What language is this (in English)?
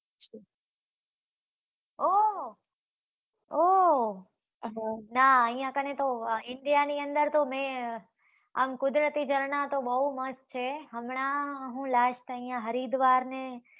Gujarati